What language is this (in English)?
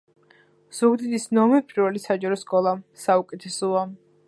Georgian